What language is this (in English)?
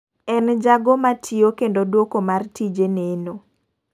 Luo (Kenya and Tanzania)